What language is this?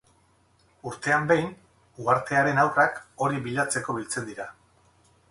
Basque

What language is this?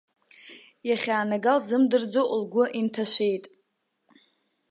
Abkhazian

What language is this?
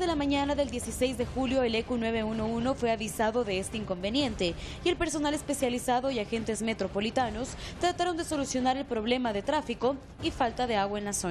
Spanish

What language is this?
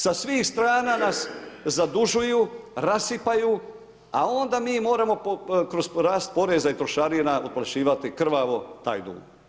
Croatian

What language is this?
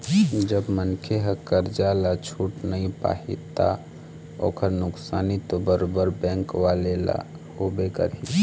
Chhattisgarhi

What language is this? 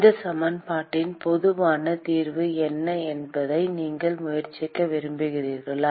Tamil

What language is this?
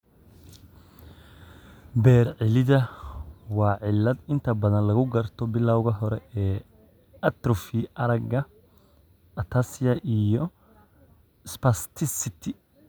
Somali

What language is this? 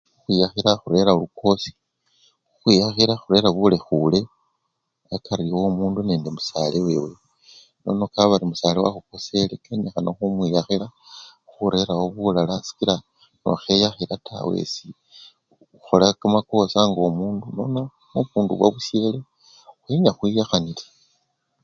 Luyia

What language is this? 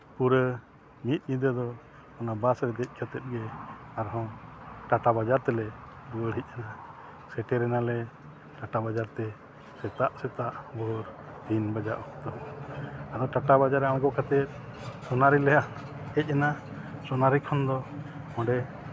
Santali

